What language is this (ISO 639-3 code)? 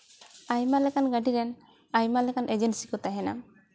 sat